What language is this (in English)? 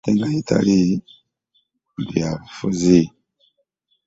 Ganda